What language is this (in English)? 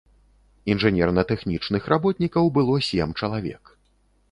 Belarusian